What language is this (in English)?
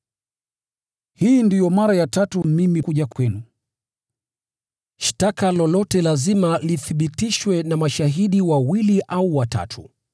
Swahili